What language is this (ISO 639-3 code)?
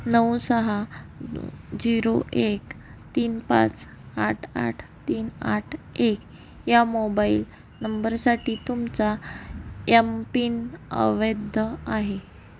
mar